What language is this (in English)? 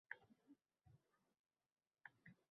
Uzbek